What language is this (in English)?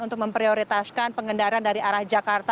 Indonesian